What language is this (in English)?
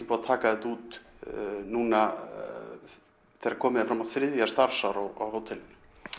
Icelandic